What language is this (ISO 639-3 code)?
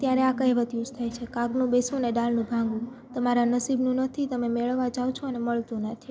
guj